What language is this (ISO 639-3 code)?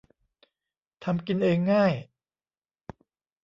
tha